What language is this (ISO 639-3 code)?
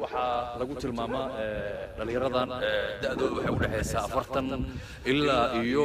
ara